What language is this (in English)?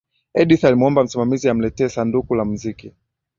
Swahili